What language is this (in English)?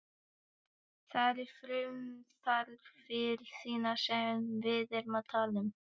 Icelandic